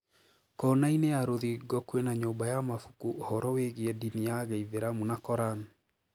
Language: Kikuyu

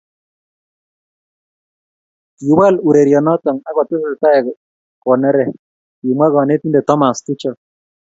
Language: Kalenjin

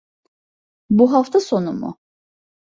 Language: Turkish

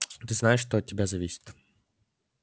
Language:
Russian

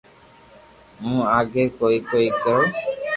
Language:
Loarki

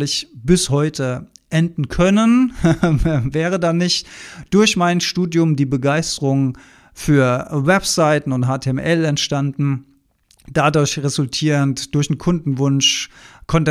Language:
German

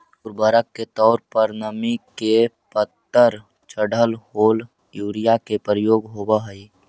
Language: Magahi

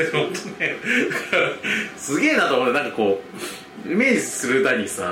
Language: Japanese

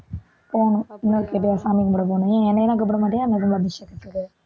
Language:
Tamil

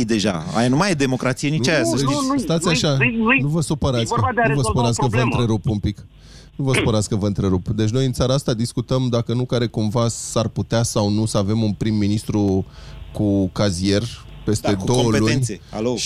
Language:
Romanian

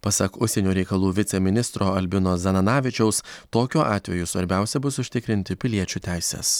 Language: Lithuanian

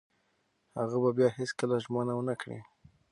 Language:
Pashto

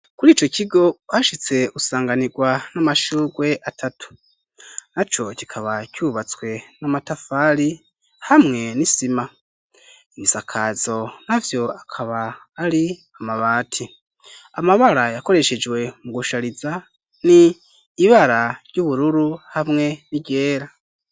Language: Rundi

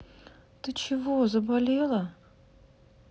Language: Russian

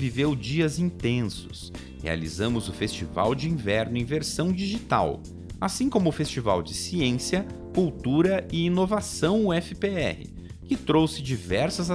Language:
Portuguese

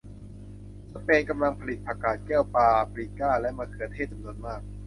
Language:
Thai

